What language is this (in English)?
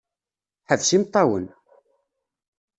Kabyle